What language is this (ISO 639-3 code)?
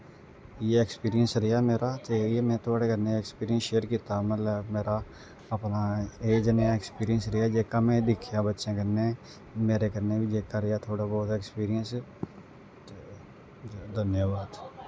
doi